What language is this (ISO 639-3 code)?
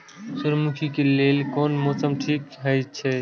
mai